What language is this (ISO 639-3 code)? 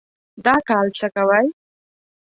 pus